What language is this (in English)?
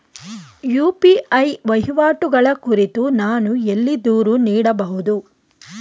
Kannada